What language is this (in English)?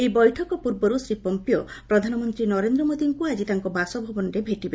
Odia